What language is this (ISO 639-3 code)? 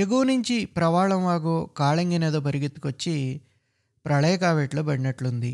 tel